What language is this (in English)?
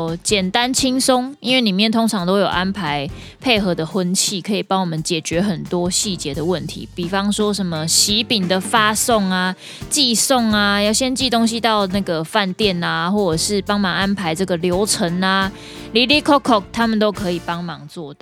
Chinese